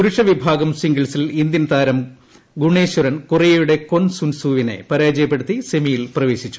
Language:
Malayalam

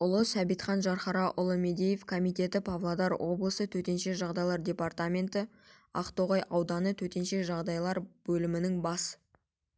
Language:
Kazakh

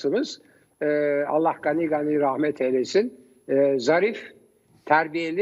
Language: Turkish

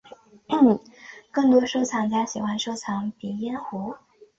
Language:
Chinese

